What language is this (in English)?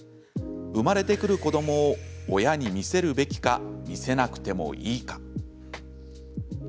Japanese